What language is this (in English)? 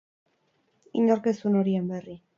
Basque